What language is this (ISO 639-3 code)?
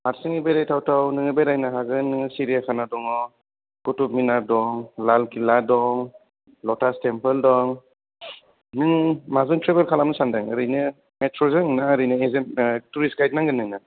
brx